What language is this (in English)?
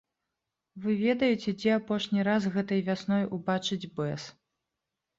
Belarusian